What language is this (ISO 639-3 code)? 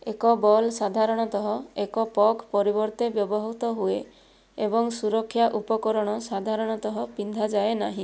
ori